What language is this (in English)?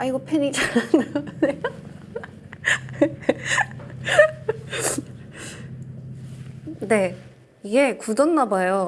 Korean